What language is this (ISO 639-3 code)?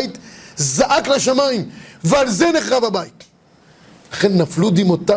heb